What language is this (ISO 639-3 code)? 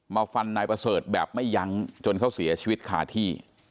tha